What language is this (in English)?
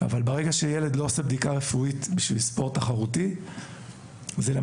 Hebrew